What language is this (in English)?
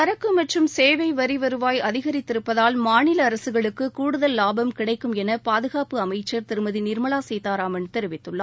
Tamil